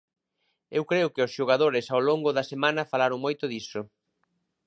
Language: Galician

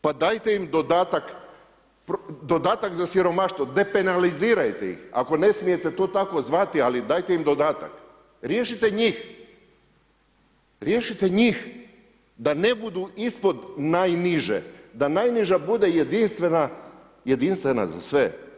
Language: Croatian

